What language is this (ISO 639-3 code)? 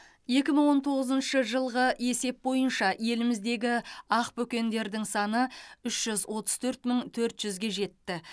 kaz